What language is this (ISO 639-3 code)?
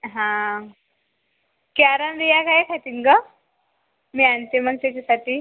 mar